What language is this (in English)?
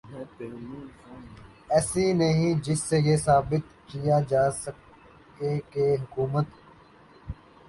Urdu